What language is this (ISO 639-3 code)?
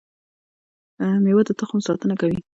pus